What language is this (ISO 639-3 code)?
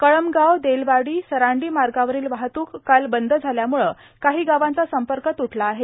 mar